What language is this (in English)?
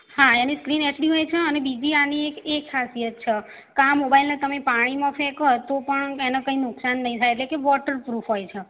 Gujarati